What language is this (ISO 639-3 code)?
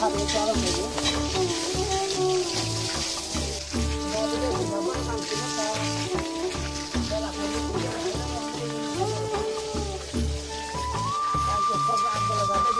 ara